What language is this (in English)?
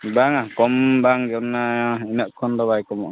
Santali